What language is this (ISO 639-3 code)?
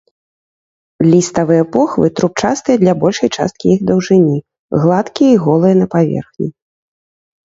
bel